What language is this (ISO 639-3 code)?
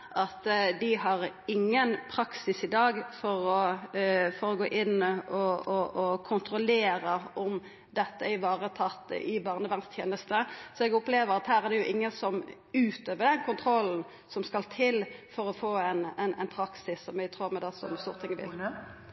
nno